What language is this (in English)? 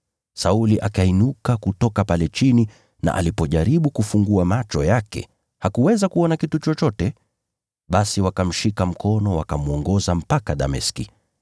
Swahili